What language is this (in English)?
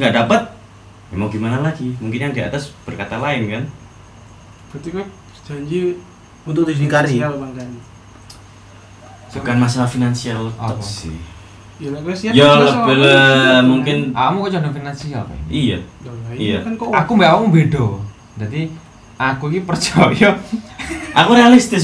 Indonesian